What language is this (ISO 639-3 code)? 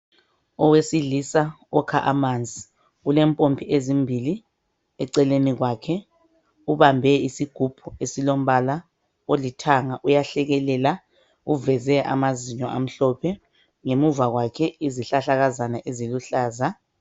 nde